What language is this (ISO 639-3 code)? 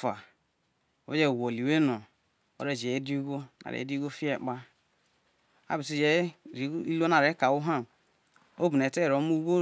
iso